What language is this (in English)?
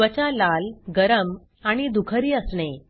Marathi